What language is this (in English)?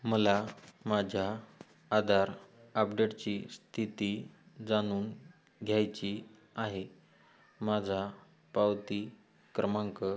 Marathi